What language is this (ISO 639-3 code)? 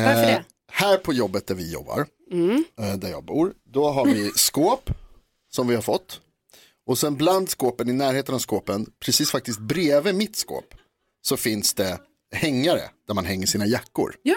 swe